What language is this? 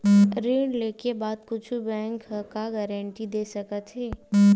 Chhattisgarhi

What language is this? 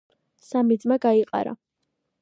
Georgian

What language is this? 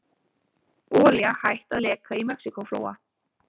Icelandic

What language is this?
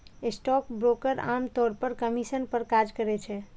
Maithili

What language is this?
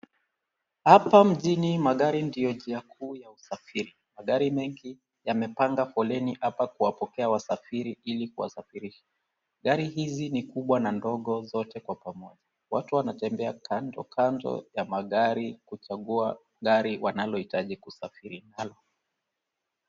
Swahili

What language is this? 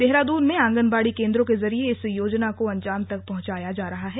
Hindi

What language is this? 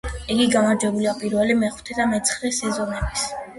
Georgian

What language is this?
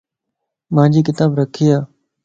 Lasi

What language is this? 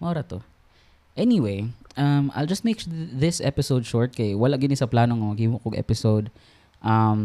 Filipino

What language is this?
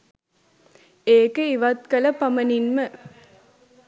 Sinhala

